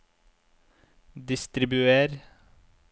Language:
Norwegian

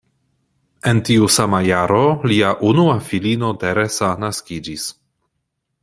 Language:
Esperanto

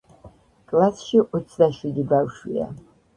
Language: Georgian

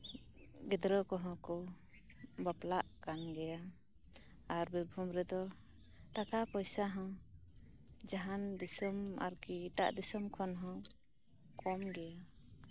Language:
Santali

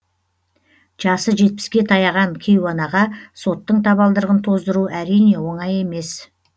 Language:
Kazakh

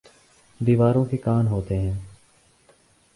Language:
Urdu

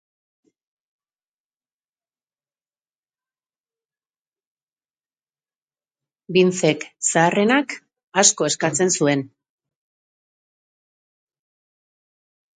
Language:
Basque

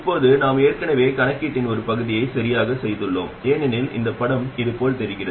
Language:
Tamil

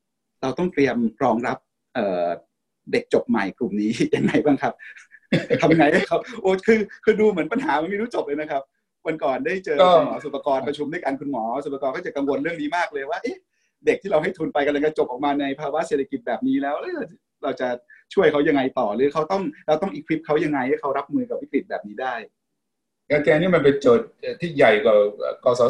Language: Thai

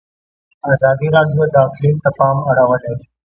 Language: Pashto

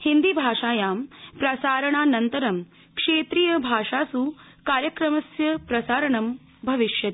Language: Sanskrit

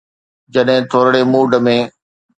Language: Sindhi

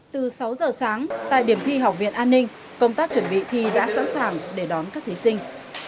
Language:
Vietnamese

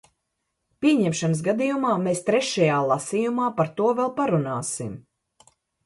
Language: Latvian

